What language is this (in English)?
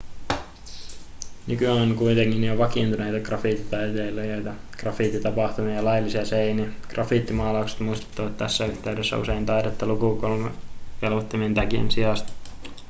Finnish